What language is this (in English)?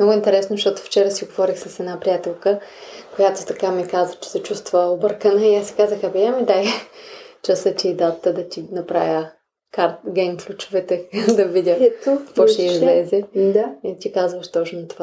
Bulgarian